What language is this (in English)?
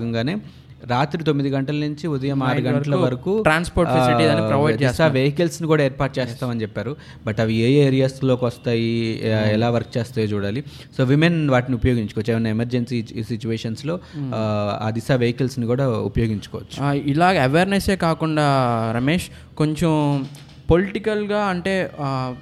Telugu